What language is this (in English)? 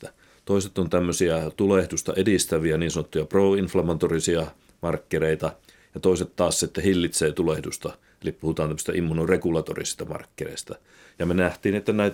Finnish